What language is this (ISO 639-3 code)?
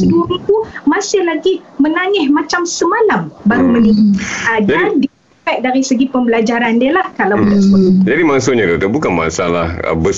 msa